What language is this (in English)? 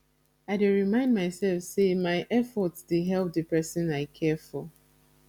Nigerian Pidgin